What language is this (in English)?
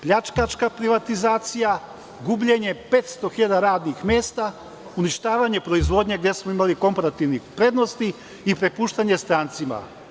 Serbian